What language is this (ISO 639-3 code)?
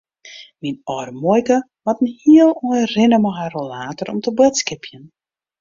fry